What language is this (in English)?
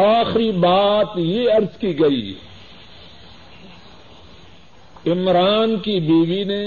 Urdu